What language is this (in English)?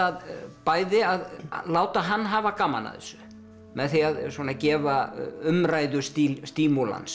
Icelandic